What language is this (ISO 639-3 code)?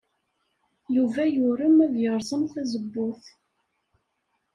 kab